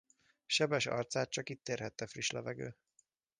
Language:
Hungarian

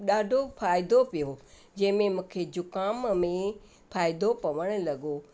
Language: Sindhi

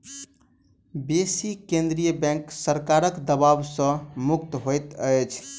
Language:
Maithili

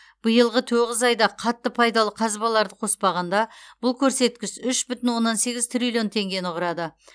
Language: Kazakh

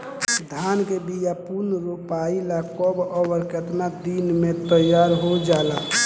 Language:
Bhojpuri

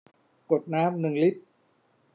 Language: Thai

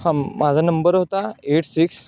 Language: Marathi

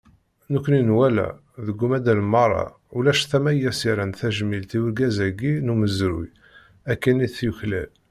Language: Kabyle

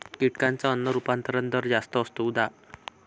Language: Marathi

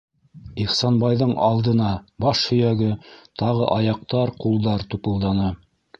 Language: Bashkir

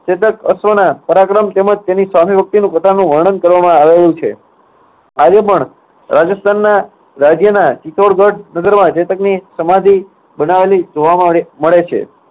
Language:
Gujarati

